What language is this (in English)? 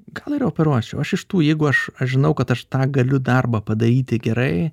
Lithuanian